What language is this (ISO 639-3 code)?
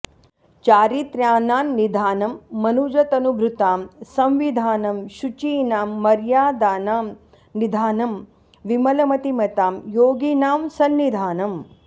san